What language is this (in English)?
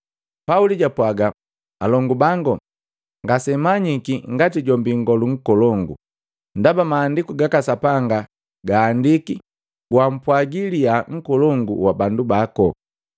Matengo